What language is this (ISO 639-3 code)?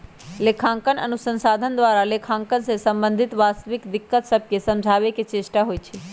mag